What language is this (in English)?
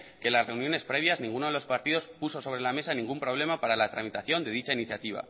Spanish